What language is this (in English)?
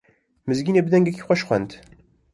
Kurdish